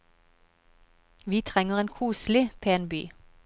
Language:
Norwegian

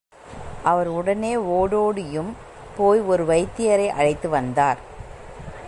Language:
Tamil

